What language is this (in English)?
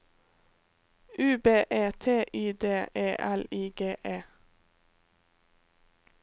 Norwegian